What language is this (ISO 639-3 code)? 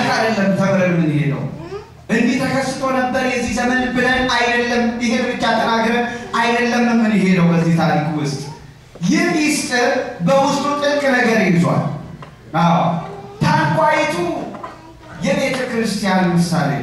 ind